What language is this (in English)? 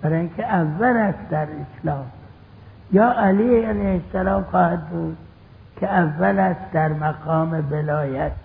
Persian